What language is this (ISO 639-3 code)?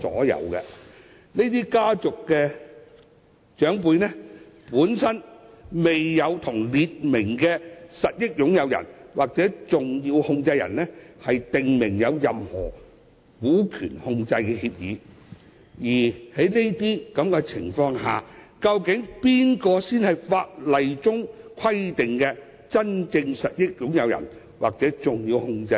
yue